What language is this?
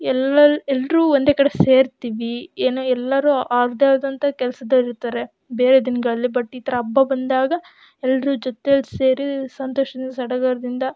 Kannada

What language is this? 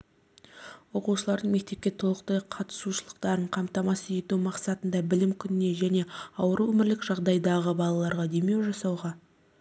Kazakh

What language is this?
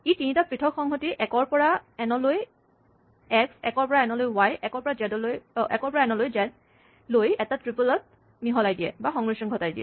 Assamese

